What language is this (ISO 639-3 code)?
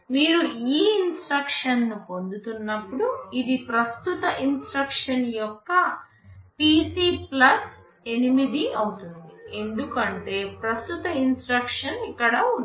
tel